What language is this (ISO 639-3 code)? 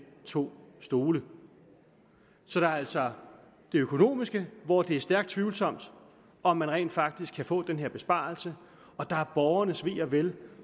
dan